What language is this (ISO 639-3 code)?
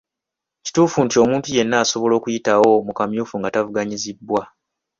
lug